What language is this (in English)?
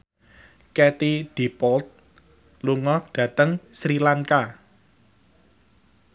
Javanese